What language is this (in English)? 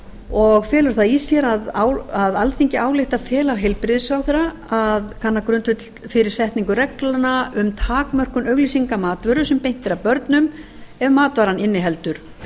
Icelandic